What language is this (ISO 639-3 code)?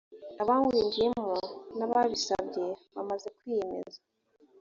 kin